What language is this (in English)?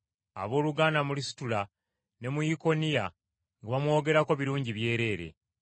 Ganda